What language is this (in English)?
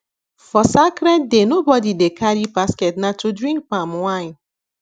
Nigerian Pidgin